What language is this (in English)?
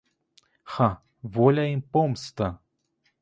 Ukrainian